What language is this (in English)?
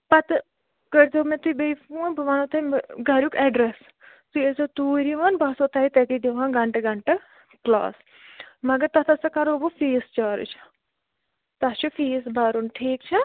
Kashmiri